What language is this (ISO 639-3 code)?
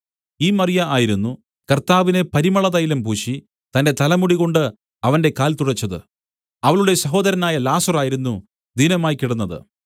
mal